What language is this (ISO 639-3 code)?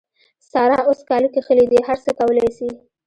pus